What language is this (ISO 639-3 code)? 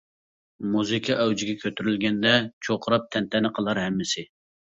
uig